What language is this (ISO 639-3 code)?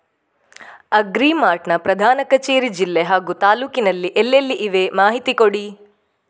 kan